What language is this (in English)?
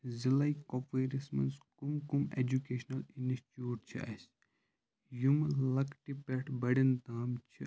Kashmiri